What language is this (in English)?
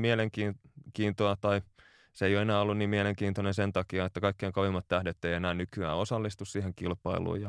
Finnish